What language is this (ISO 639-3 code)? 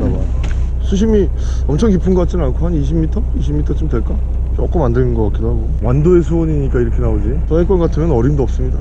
kor